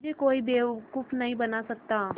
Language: Hindi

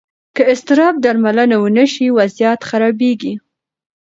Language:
Pashto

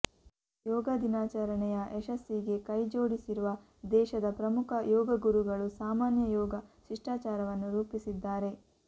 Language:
Kannada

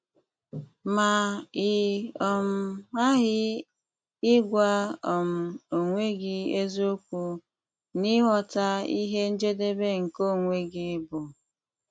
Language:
Igbo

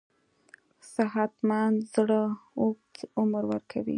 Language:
Pashto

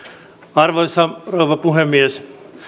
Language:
Finnish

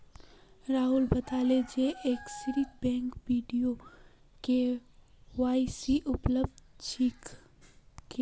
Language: Magahi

